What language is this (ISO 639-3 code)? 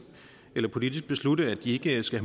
dan